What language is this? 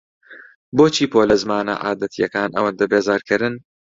Central Kurdish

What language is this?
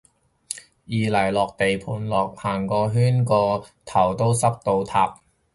Cantonese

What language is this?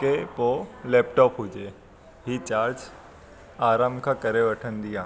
Sindhi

